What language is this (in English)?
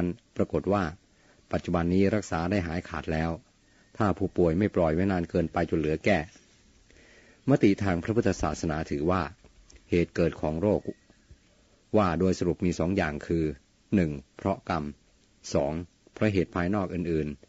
Thai